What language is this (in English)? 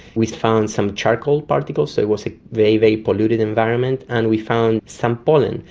English